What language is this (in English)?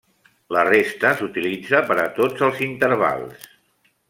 Catalan